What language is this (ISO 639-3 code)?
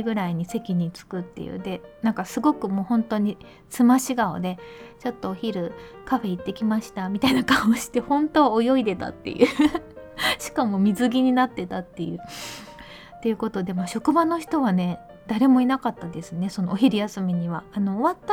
jpn